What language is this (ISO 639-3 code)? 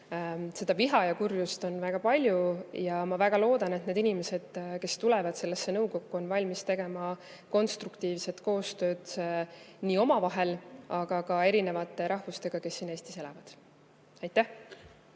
est